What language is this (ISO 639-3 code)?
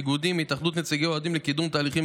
heb